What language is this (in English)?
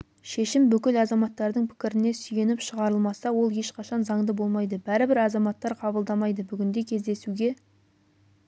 Kazakh